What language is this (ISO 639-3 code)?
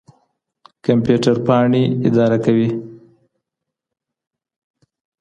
pus